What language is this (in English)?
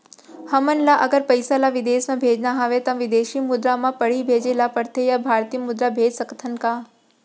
Chhattisgarhi